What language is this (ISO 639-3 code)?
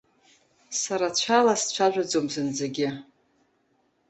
abk